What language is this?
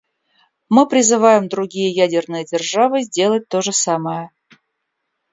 Russian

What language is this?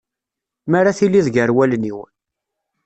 Kabyle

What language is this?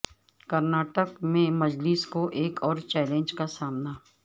Urdu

